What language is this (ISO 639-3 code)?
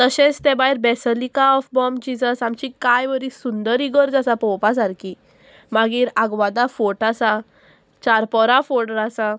kok